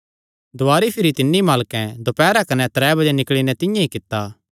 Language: Kangri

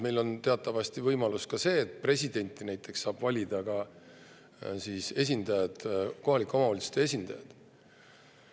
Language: Estonian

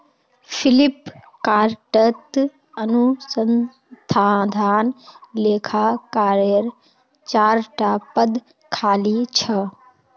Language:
Magahi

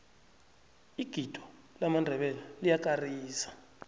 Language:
South Ndebele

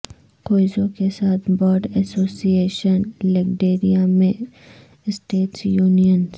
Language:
Urdu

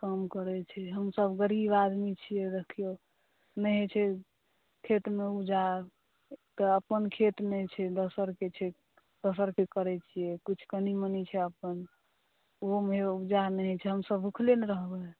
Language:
Maithili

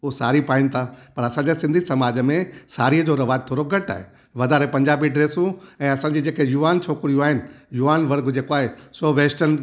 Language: Sindhi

